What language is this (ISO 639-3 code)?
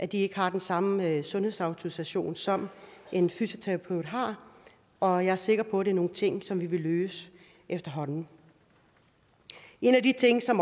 dan